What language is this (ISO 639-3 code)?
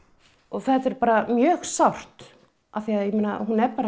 isl